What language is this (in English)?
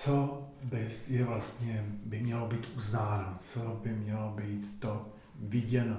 Czech